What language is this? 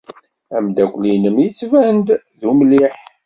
Kabyle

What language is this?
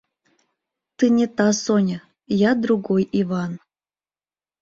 Mari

